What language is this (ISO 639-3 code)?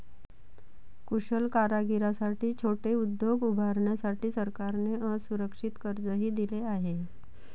mar